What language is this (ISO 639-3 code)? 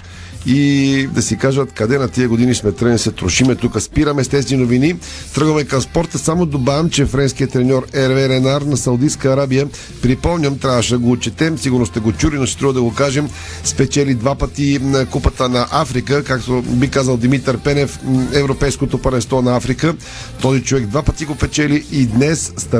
bul